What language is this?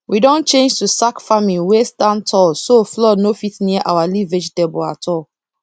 Nigerian Pidgin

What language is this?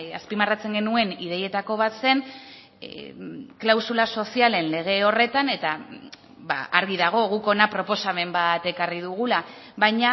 Basque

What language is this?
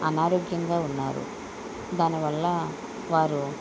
Telugu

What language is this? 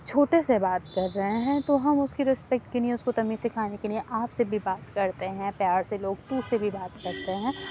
Urdu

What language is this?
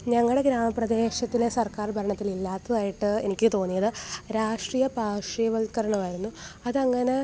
Malayalam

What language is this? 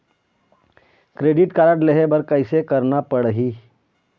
Chhattisgarhi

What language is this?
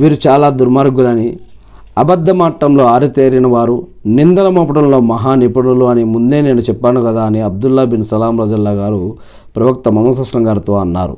Telugu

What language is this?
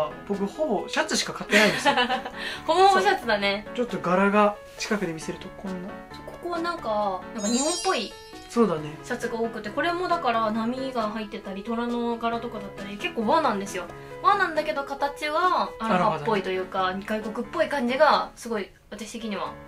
Japanese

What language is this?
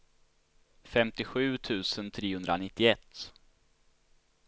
Swedish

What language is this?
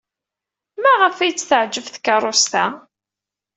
Kabyle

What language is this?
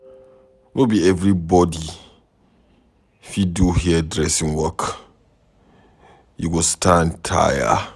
Nigerian Pidgin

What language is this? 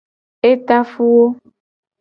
Gen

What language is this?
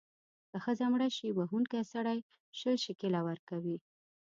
Pashto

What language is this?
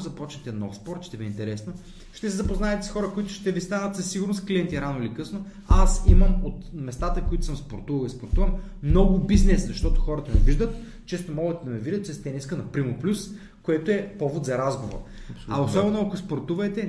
Bulgarian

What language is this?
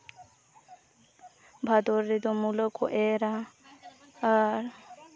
Santali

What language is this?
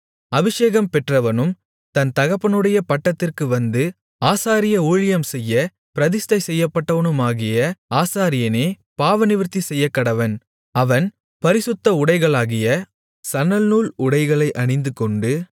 Tamil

